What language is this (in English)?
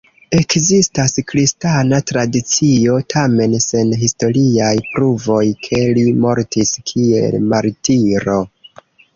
Esperanto